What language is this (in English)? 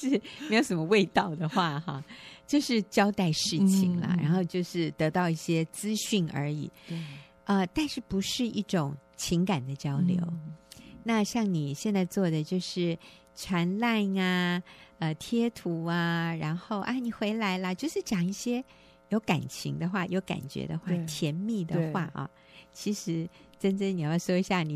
Chinese